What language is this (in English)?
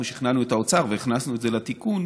Hebrew